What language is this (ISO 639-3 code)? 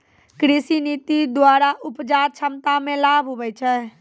mai